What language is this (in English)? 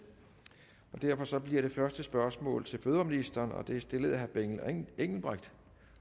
Danish